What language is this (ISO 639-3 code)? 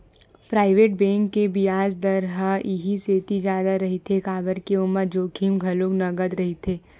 hne